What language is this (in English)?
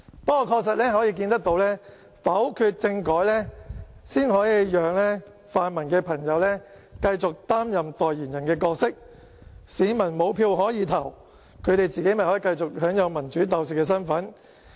Cantonese